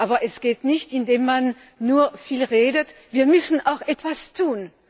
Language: German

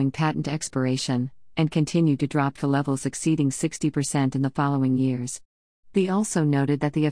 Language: English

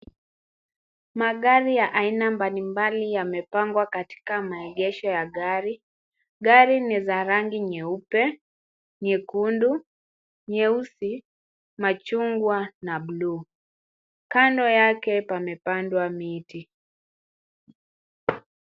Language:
Swahili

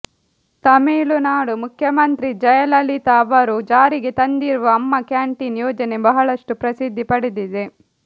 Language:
Kannada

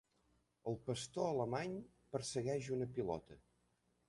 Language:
Catalan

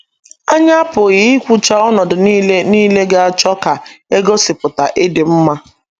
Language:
Igbo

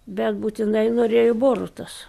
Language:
Lithuanian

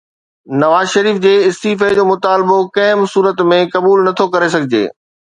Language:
Sindhi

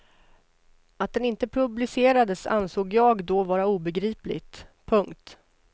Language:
Swedish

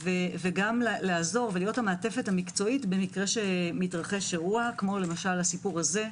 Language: Hebrew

